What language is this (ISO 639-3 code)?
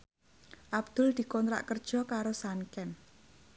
jav